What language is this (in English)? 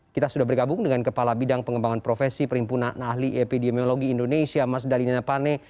Indonesian